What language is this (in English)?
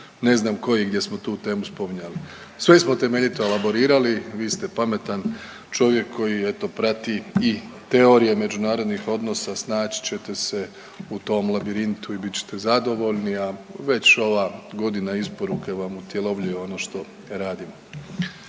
Croatian